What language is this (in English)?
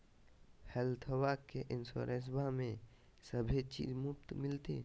Magahi